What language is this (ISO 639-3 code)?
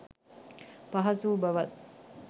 sin